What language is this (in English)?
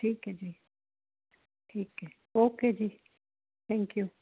Punjabi